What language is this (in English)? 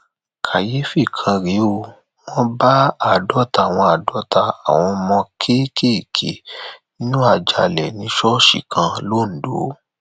Yoruba